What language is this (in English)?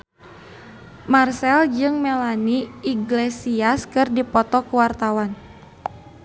Sundanese